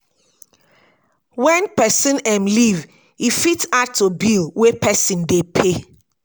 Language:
Nigerian Pidgin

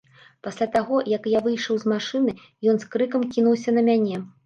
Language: Belarusian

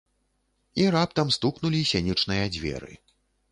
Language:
Belarusian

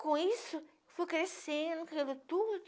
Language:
Portuguese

